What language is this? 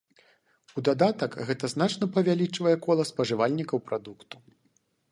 Belarusian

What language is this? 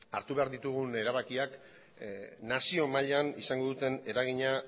Basque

